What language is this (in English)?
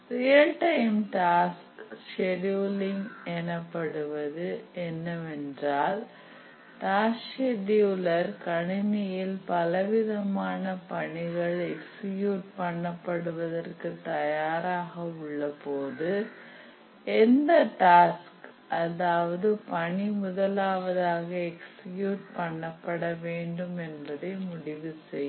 Tamil